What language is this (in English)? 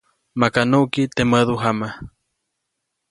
Copainalá Zoque